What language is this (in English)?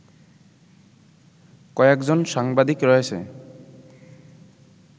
Bangla